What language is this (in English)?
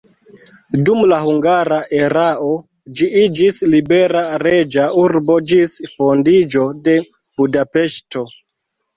Esperanto